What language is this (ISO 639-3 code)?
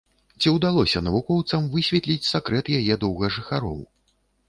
bel